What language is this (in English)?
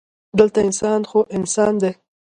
Pashto